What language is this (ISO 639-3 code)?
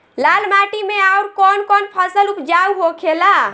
bho